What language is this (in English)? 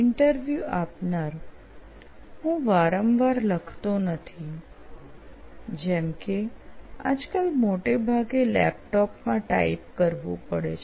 Gujarati